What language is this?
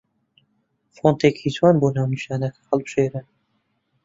Central Kurdish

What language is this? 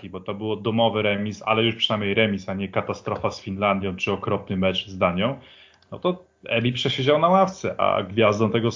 Polish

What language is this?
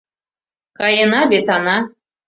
Mari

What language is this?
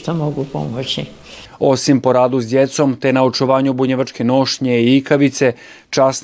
Croatian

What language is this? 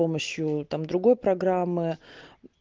Russian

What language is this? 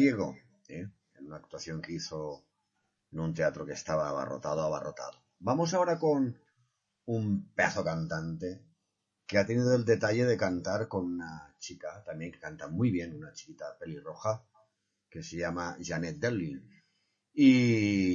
Spanish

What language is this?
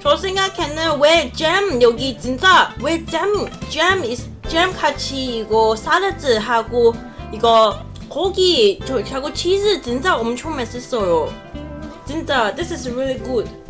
Korean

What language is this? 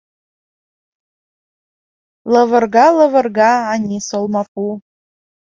Mari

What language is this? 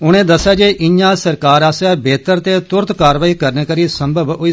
Dogri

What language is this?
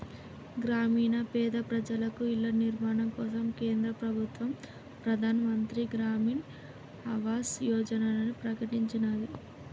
Telugu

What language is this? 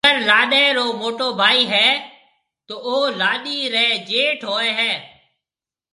Marwari (Pakistan)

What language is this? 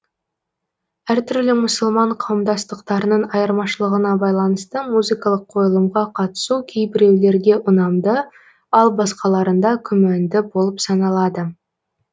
Kazakh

